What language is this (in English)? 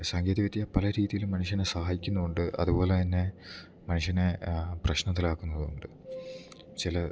Malayalam